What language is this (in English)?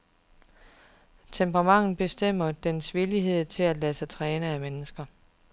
Danish